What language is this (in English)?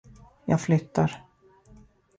Swedish